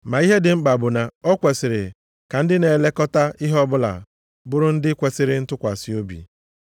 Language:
Igbo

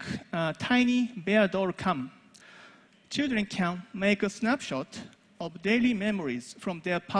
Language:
Japanese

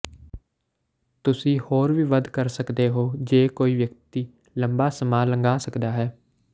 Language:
Punjabi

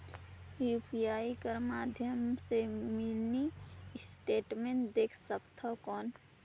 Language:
Chhattisgarhi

